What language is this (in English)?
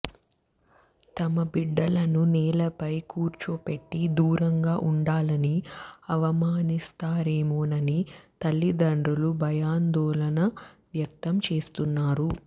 Telugu